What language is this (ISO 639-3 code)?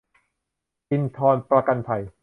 tha